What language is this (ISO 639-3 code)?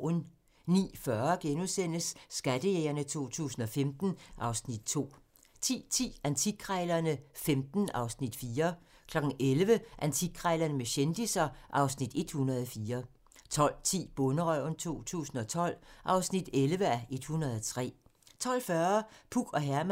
dan